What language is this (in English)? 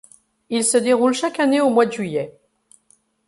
French